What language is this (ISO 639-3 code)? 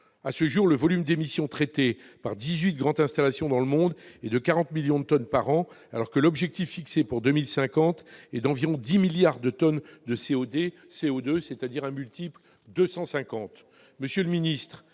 fra